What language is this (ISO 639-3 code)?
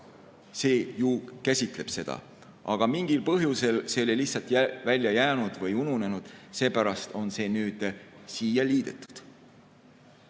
est